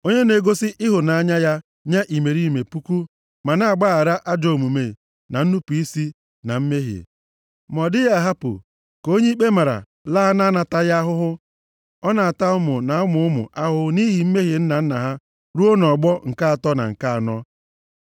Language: Igbo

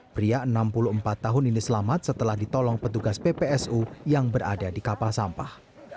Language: Indonesian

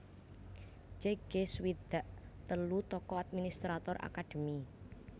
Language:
Javanese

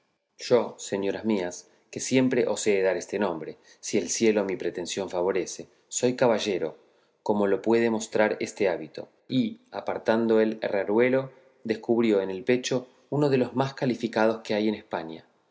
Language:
Spanish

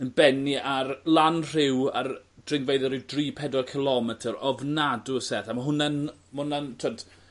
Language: Welsh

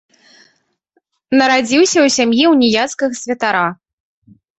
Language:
Belarusian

